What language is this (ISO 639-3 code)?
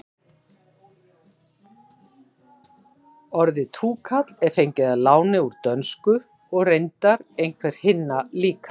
isl